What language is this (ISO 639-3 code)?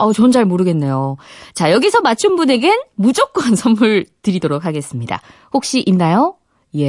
kor